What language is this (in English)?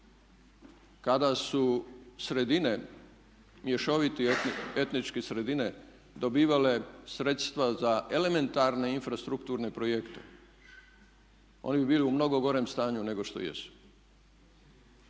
Croatian